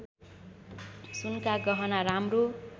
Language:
Nepali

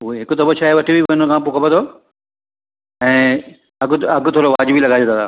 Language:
Sindhi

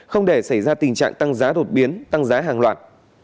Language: Vietnamese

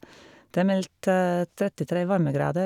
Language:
Norwegian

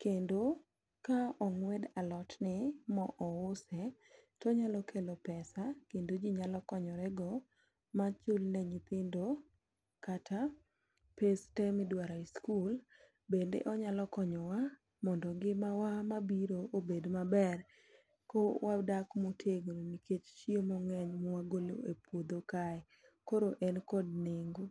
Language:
Luo (Kenya and Tanzania)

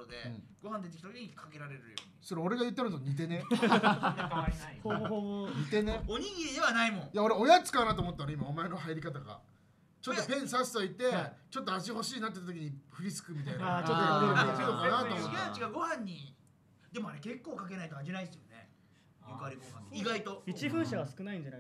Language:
Japanese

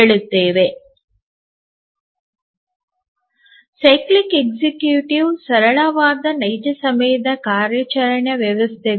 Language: Kannada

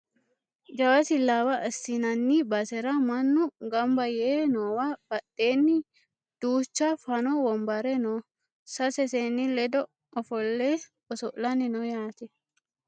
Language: Sidamo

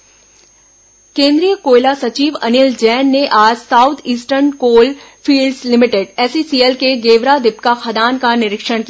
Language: Hindi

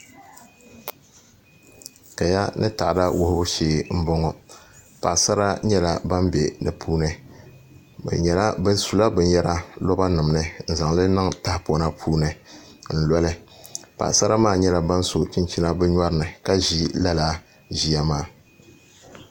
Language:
Dagbani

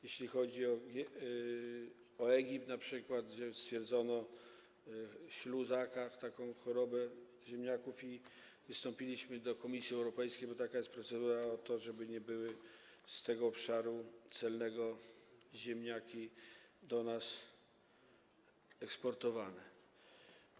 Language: Polish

